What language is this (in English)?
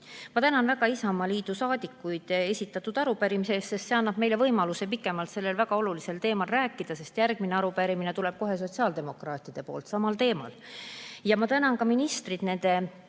Estonian